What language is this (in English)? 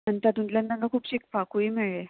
Konkani